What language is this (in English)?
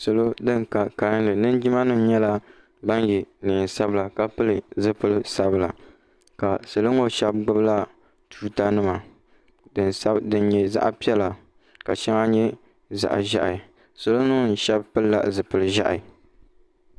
Dagbani